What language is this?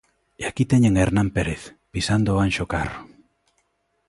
Galician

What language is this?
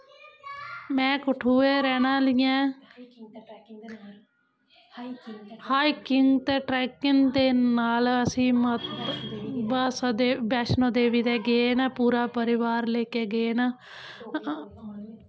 Dogri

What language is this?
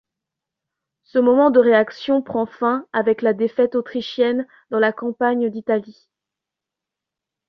French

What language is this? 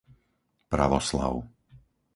Slovak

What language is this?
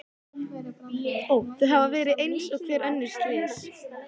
Icelandic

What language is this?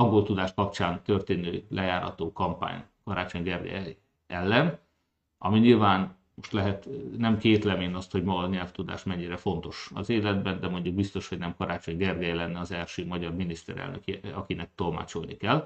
Hungarian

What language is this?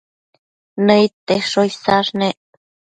Matsés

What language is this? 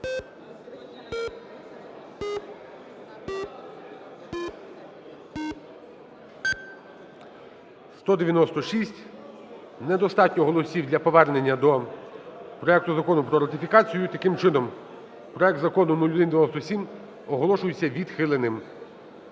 Ukrainian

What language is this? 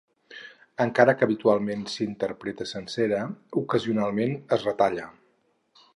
Catalan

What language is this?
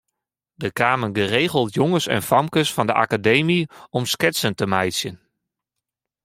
Western Frisian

